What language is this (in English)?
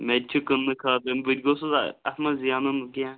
Kashmiri